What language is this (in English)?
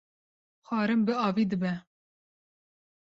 Kurdish